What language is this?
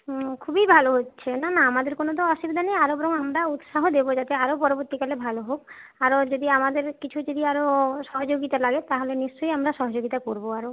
Bangla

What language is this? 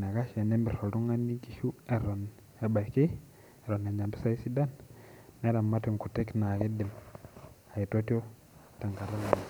Masai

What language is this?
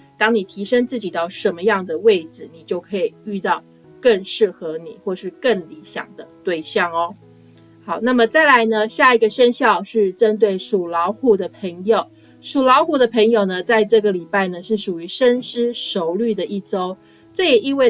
Chinese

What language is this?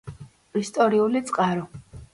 Georgian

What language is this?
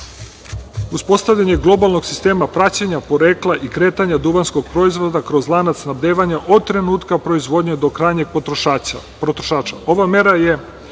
Serbian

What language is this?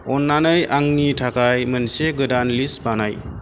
Bodo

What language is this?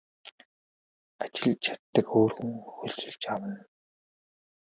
Mongolian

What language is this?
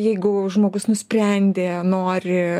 Lithuanian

